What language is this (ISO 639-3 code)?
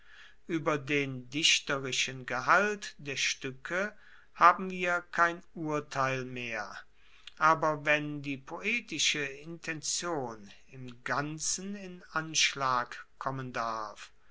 deu